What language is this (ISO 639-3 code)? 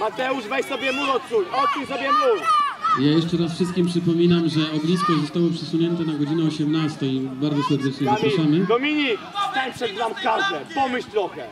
pol